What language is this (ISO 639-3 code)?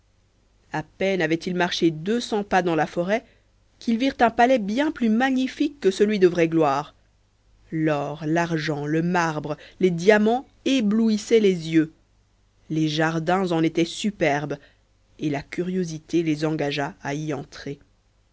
fra